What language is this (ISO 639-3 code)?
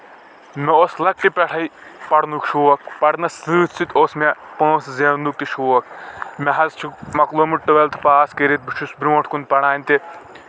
kas